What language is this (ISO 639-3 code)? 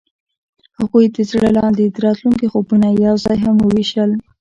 pus